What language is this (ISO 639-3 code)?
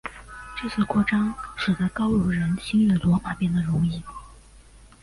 zho